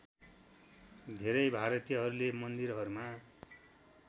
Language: Nepali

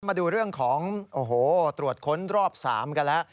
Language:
Thai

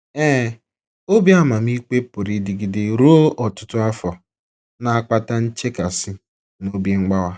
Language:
Igbo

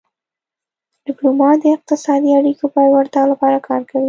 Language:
Pashto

